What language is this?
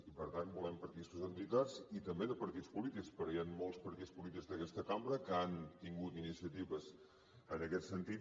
Catalan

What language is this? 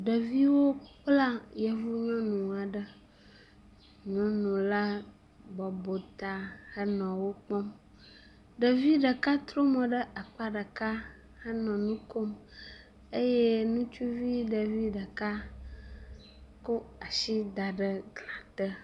Ewe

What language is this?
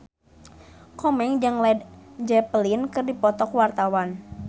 Sundanese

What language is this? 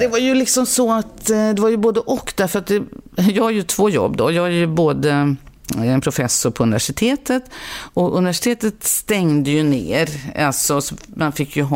Swedish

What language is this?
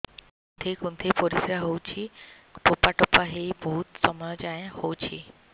Odia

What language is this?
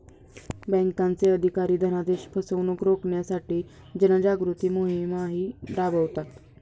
Marathi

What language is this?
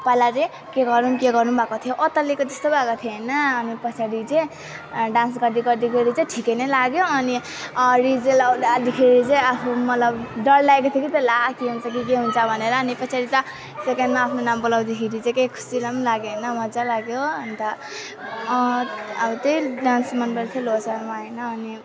Nepali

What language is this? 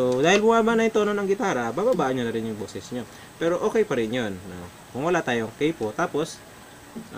Filipino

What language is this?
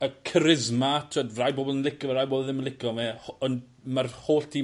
Welsh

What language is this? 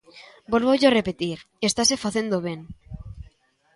Galician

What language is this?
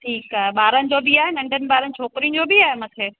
Sindhi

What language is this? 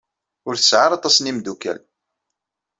Kabyle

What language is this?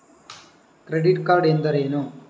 Kannada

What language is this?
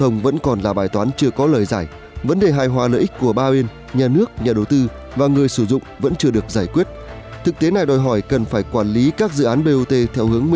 Vietnamese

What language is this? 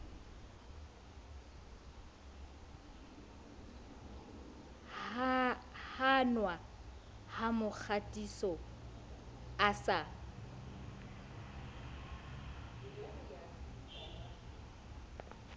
Southern Sotho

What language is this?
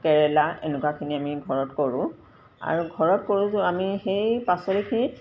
Assamese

